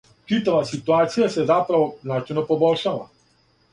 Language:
Serbian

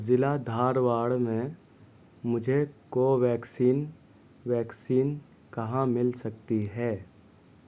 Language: Urdu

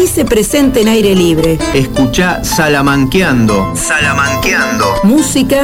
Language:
Spanish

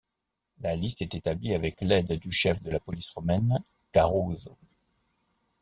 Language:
French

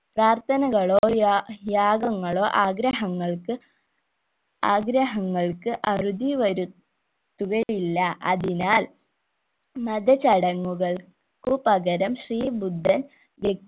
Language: Malayalam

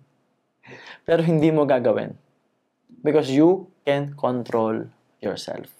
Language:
Filipino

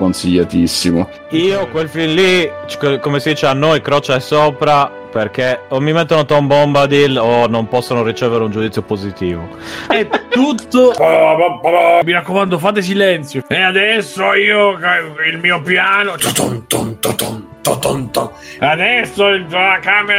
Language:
Italian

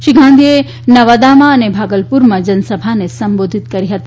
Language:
Gujarati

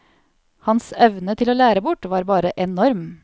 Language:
Norwegian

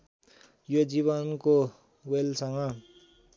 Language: Nepali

